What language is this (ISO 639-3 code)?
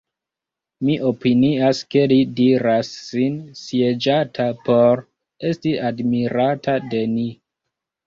epo